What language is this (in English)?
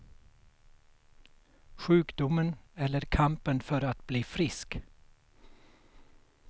Swedish